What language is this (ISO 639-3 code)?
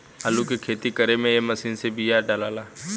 bho